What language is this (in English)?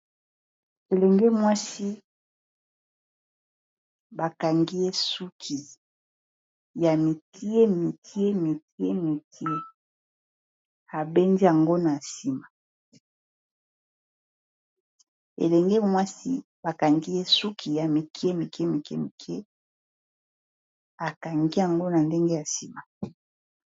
Lingala